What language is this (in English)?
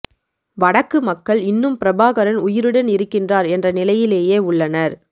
Tamil